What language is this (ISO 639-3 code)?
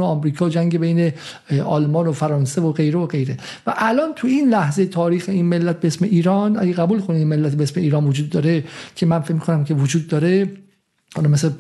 fas